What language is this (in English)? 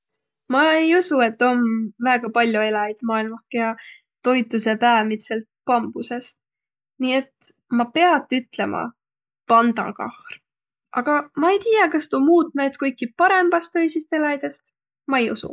Võro